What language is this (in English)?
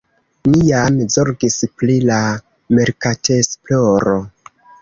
Esperanto